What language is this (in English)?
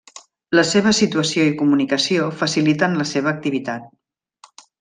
Catalan